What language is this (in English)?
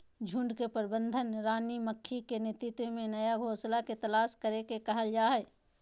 Magahi